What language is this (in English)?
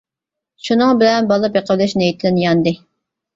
Uyghur